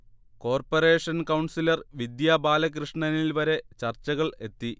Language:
Malayalam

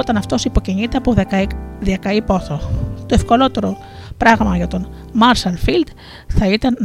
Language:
Greek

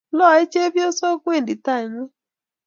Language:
Kalenjin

